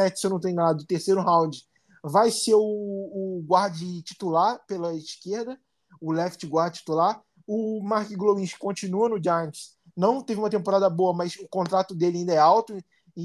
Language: Portuguese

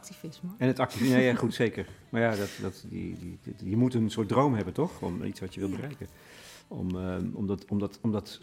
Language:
Dutch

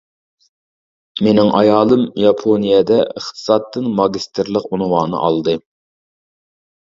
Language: Uyghur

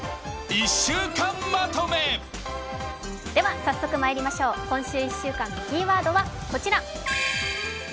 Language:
Japanese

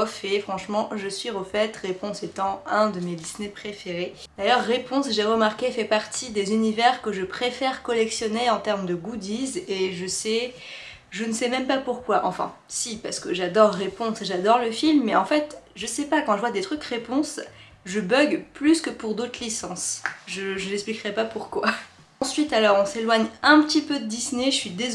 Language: French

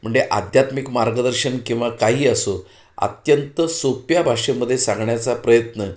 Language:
Marathi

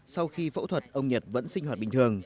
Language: Vietnamese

